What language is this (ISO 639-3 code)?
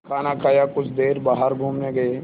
hin